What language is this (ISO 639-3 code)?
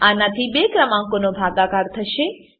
guj